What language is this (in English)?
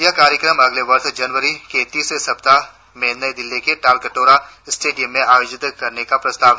Hindi